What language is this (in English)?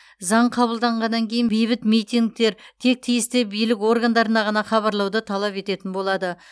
Kazakh